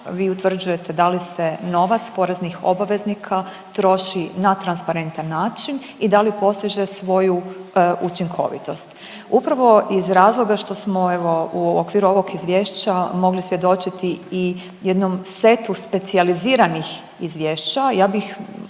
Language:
Croatian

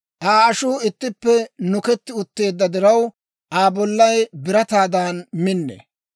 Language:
Dawro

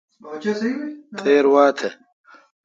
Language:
Kalkoti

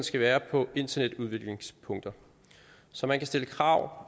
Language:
Danish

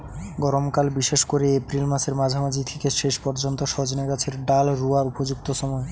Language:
Bangla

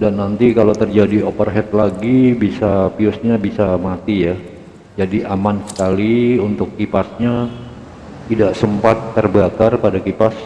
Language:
Indonesian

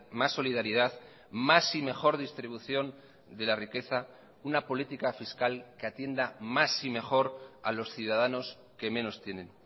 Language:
Spanish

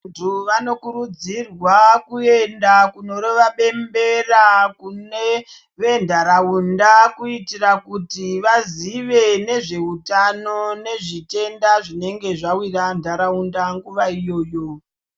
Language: Ndau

